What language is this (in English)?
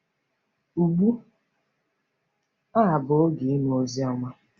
Igbo